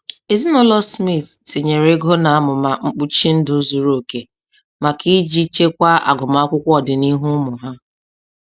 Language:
Igbo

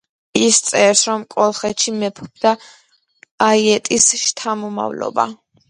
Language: Georgian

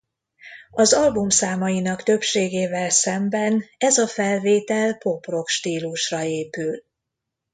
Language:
Hungarian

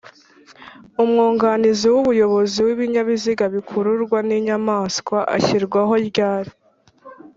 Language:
Kinyarwanda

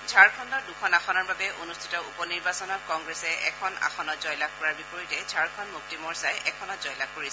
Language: Assamese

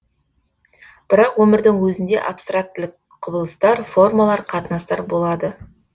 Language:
Kazakh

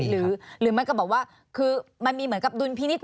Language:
Thai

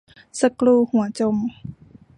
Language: Thai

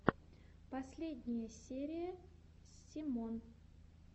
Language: Russian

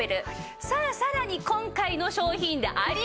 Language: Japanese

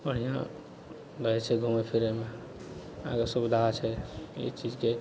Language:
Maithili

